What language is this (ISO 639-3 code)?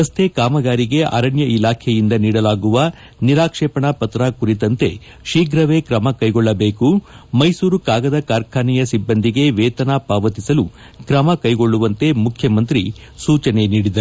kan